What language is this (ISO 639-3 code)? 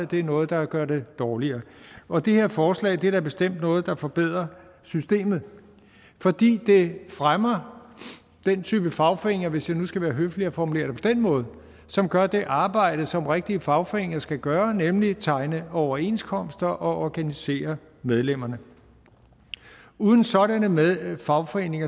dan